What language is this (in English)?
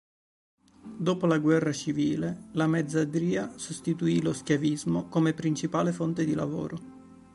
Italian